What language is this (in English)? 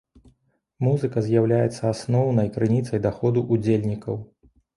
Belarusian